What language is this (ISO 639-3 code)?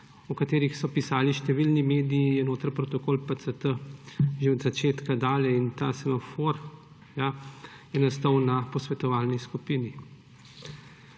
slv